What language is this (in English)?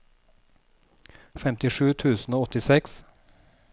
Norwegian